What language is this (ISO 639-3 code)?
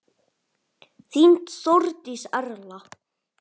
isl